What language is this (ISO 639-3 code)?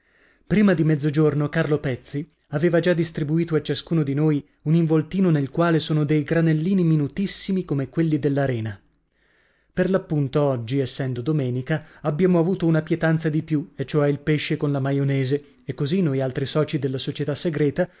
ita